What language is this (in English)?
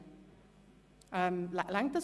Swiss German